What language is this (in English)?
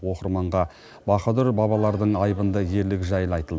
Kazakh